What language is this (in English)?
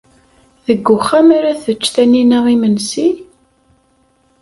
Kabyle